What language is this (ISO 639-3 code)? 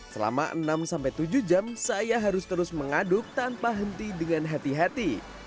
ind